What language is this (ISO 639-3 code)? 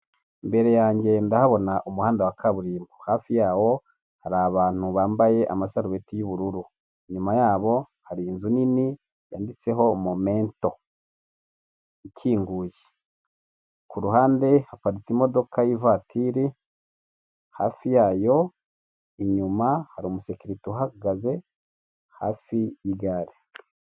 kin